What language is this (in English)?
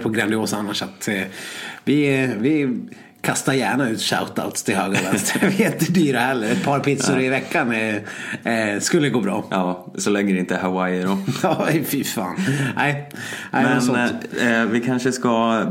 Swedish